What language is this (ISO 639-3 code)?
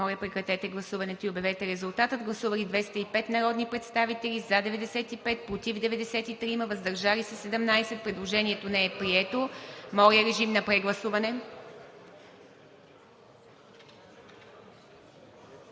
bul